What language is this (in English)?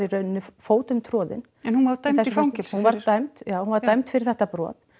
Icelandic